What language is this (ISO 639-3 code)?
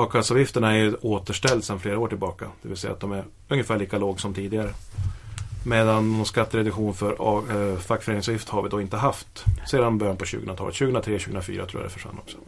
swe